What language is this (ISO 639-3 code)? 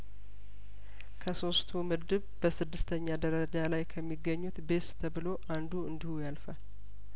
amh